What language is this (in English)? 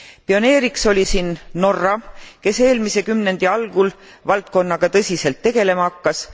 Estonian